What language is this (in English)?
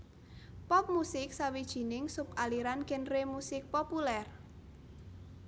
Javanese